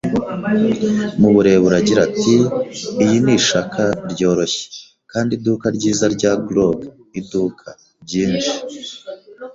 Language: Kinyarwanda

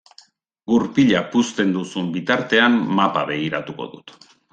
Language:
Basque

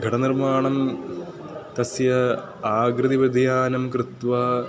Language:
Sanskrit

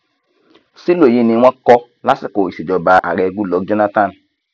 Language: Yoruba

